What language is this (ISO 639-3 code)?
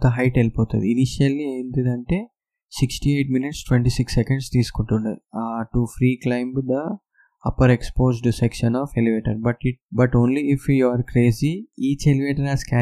tel